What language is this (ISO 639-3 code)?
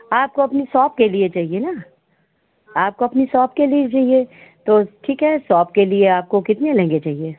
hin